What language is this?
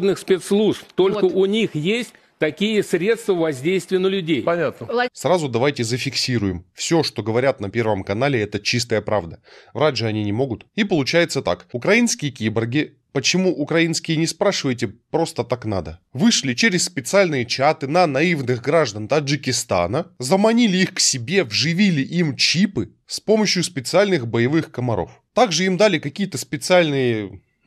Russian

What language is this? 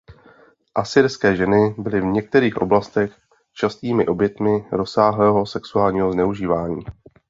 Czech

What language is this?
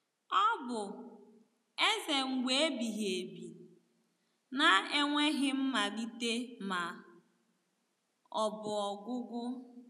Igbo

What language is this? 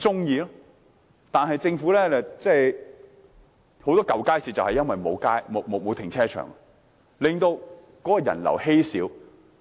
Cantonese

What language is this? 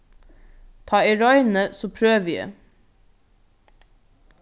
Faroese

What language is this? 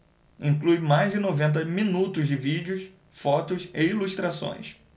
Portuguese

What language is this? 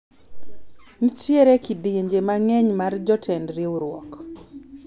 Luo (Kenya and Tanzania)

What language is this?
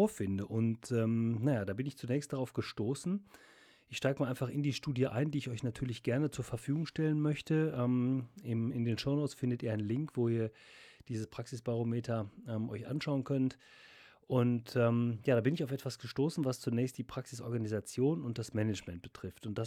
German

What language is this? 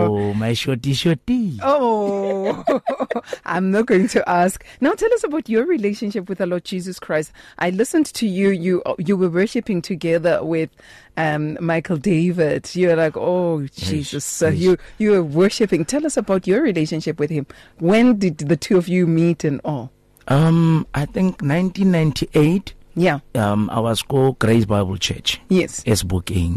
English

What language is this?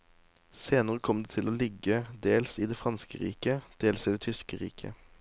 Norwegian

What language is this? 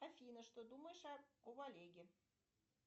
Russian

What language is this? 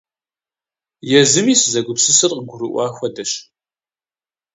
Kabardian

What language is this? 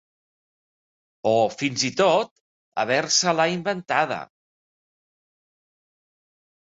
Catalan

